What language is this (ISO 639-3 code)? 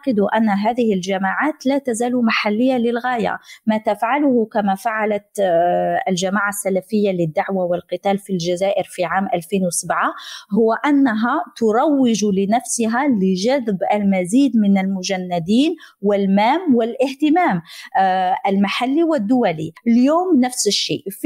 ara